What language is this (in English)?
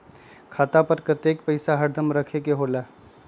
Magahi